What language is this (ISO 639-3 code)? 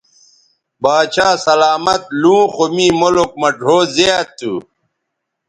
btv